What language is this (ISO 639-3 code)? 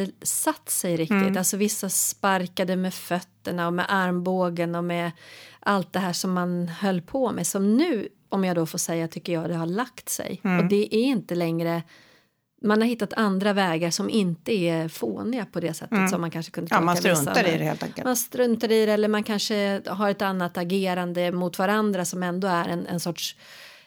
swe